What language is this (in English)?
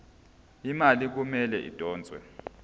Zulu